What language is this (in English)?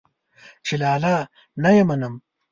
Pashto